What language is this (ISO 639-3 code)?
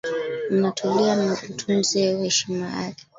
swa